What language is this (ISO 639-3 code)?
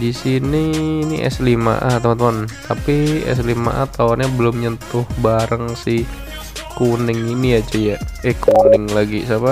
ind